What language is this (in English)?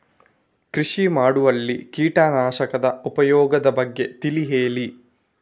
Kannada